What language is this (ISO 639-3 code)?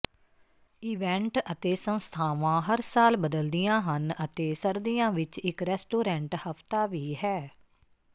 pan